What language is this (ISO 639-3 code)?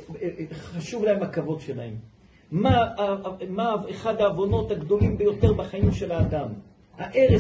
heb